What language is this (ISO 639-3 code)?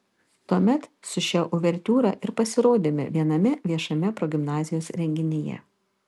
lit